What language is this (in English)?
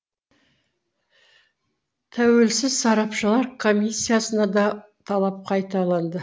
Kazakh